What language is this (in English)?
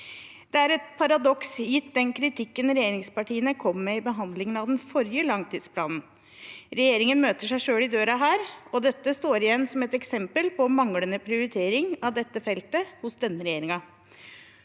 Norwegian